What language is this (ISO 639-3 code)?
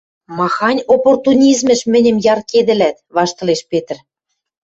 mrj